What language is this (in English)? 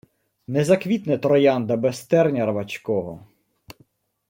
Ukrainian